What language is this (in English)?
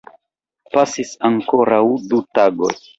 Esperanto